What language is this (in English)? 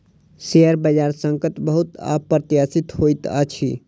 Maithili